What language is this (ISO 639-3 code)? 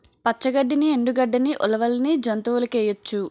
tel